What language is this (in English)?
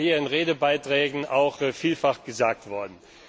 German